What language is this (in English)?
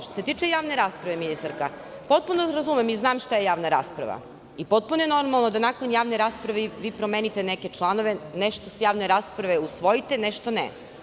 Serbian